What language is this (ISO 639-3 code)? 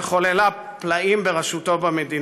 heb